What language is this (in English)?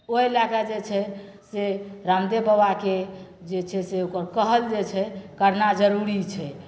Maithili